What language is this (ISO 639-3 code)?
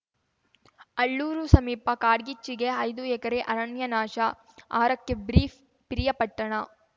kan